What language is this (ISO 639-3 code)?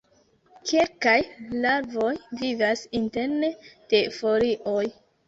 epo